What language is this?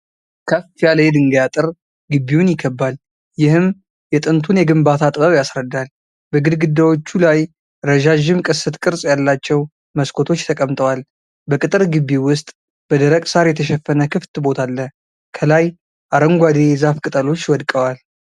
Amharic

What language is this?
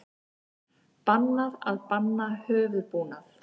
Icelandic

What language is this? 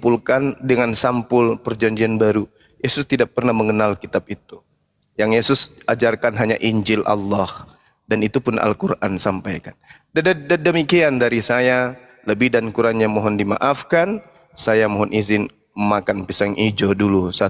Indonesian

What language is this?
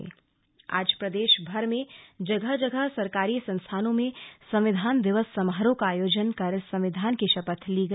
Hindi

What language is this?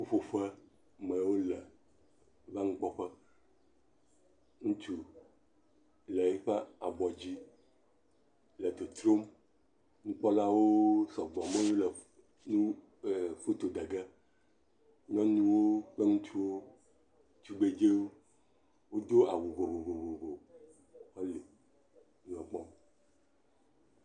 Ewe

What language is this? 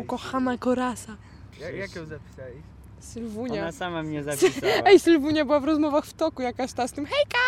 Polish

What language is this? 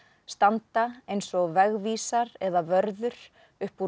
Icelandic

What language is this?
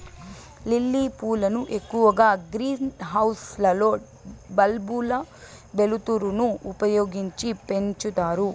Telugu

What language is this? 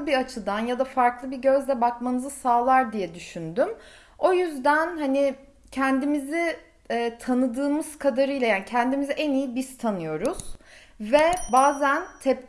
Turkish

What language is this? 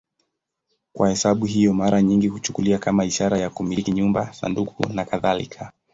Swahili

